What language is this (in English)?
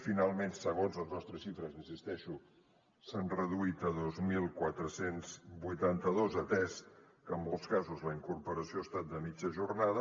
Catalan